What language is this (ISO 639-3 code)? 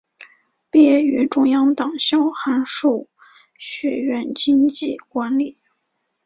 zho